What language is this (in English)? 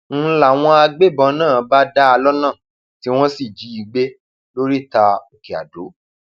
Yoruba